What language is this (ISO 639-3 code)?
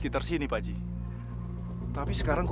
ind